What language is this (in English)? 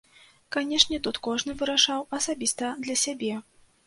Belarusian